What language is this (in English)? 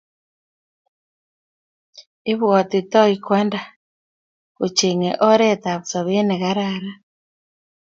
Kalenjin